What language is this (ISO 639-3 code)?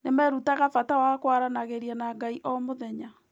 kik